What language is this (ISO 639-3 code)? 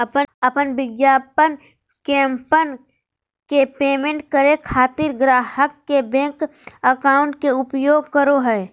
mag